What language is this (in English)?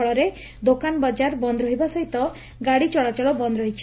Odia